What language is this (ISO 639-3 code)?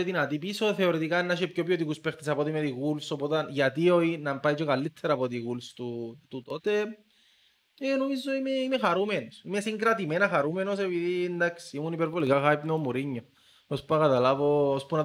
ell